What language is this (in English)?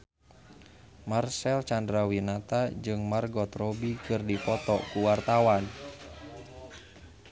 Sundanese